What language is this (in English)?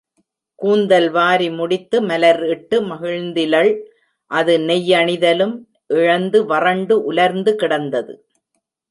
Tamil